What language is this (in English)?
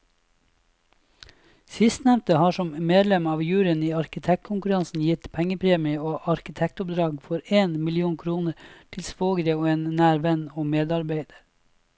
Norwegian